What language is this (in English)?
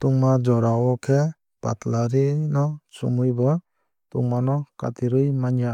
Kok Borok